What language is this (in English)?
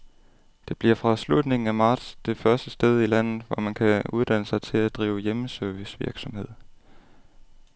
Danish